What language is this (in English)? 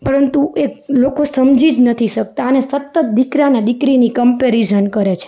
Gujarati